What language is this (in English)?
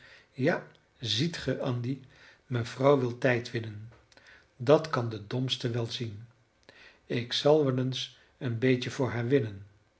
Dutch